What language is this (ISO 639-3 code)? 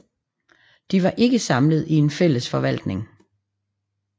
dan